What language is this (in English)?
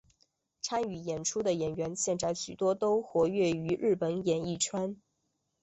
Chinese